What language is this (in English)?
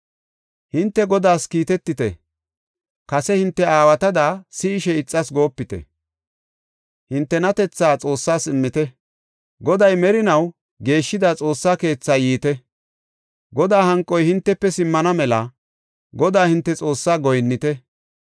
Gofa